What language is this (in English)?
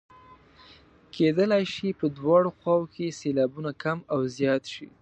Pashto